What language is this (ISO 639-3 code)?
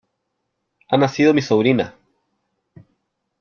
spa